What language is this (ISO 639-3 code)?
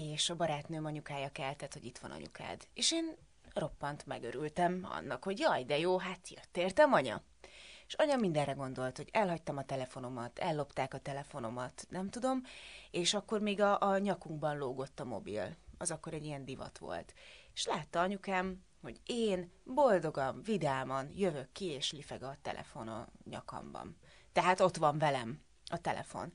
hun